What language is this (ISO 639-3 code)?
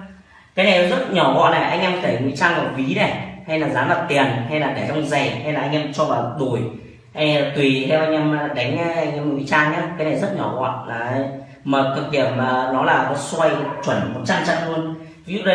vie